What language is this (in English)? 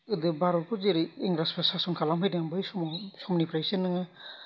Bodo